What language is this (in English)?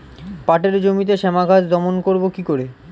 Bangla